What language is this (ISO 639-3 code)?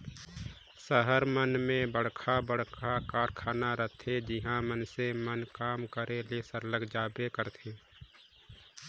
hne